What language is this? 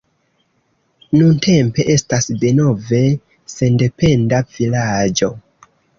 Esperanto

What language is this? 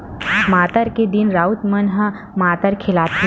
Chhattisgarhi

